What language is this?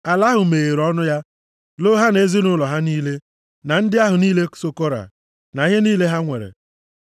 Igbo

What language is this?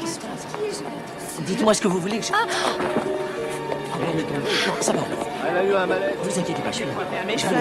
French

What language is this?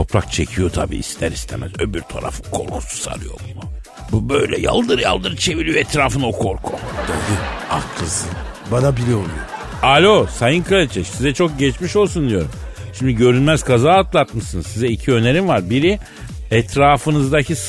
Turkish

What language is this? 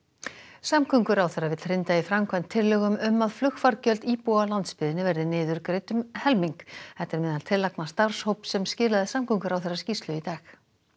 Icelandic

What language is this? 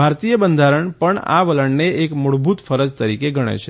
Gujarati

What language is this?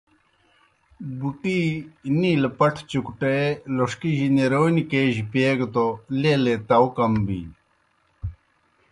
Kohistani Shina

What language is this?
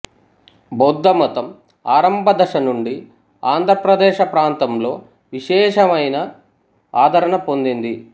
Telugu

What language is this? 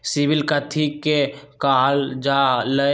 Magahi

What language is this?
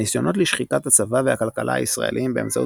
Hebrew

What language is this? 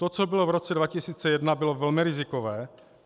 Czech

